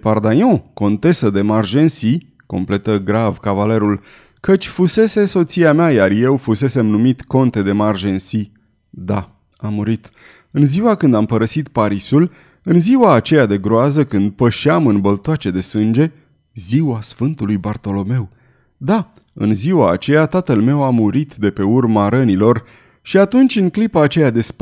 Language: Romanian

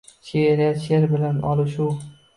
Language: Uzbek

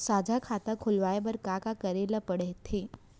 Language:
Chhattisgarhi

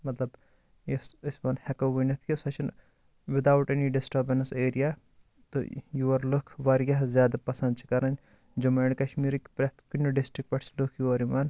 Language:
Kashmiri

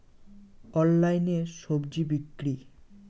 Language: Bangla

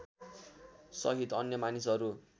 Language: Nepali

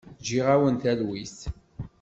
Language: Kabyle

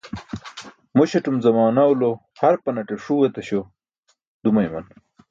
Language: Burushaski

